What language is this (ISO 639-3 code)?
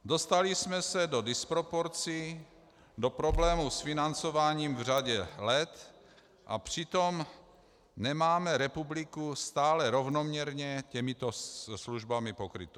ces